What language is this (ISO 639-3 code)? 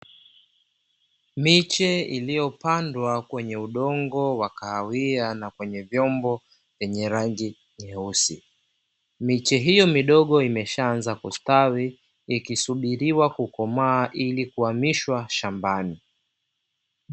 swa